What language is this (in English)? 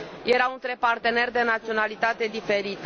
Romanian